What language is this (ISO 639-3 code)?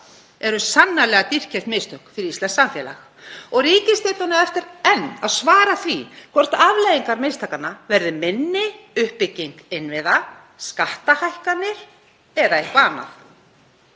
isl